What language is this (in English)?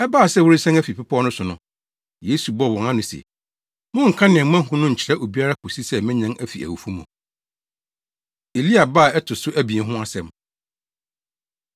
Akan